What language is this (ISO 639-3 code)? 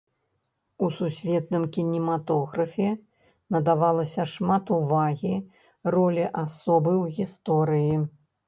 bel